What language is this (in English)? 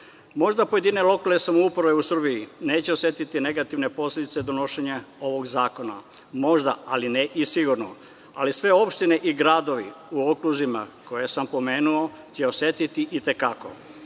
Serbian